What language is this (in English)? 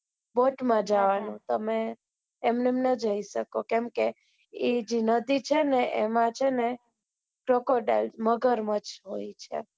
Gujarati